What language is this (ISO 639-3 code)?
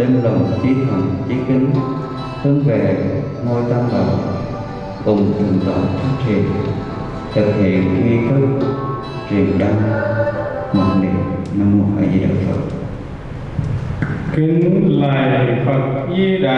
vie